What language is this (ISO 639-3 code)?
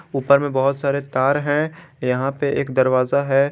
hin